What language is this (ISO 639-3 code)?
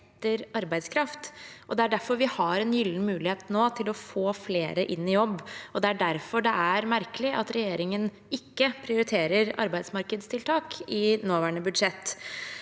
nor